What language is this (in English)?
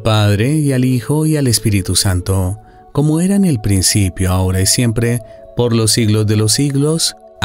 Spanish